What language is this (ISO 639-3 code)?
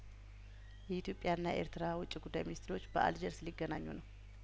amh